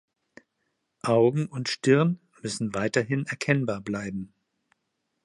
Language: German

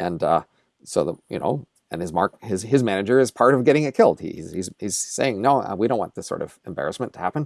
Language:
English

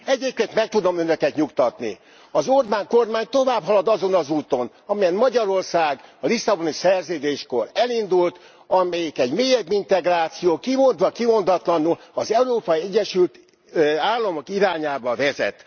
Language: Hungarian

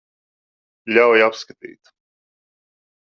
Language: Latvian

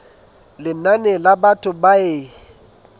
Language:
Southern Sotho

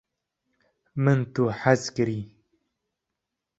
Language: Kurdish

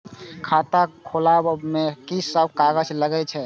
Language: Maithili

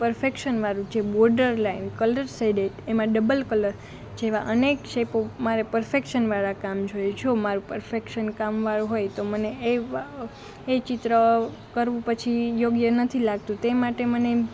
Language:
Gujarati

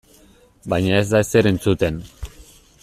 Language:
Basque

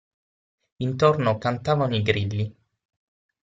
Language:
Italian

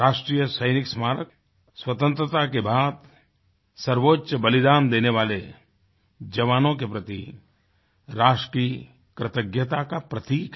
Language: Hindi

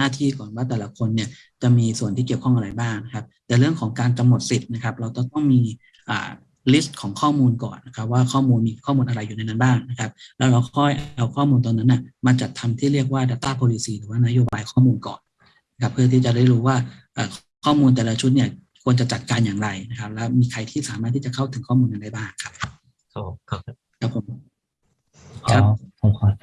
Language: Thai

